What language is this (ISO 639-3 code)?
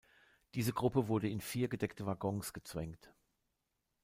deu